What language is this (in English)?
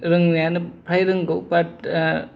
Bodo